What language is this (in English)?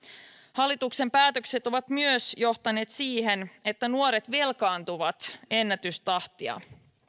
Finnish